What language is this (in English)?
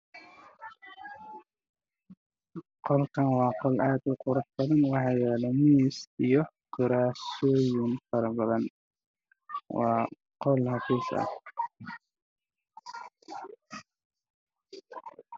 Somali